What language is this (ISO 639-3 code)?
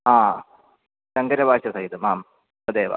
san